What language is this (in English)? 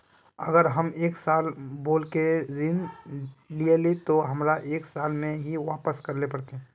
Magahi